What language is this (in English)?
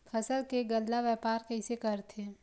Chhattisgarhi